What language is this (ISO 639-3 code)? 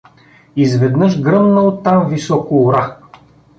bul